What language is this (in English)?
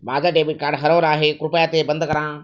Marathi